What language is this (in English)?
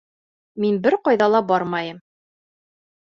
Bashkir